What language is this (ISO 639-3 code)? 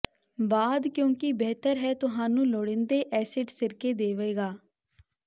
pan